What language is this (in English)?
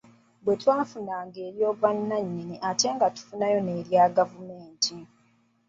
Ganda